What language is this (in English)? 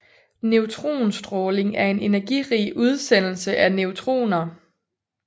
Danish